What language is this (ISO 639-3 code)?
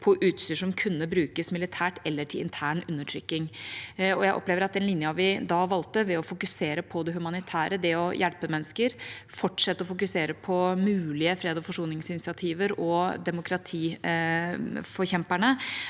nor